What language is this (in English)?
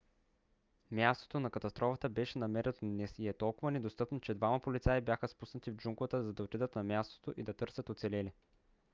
Bulgarian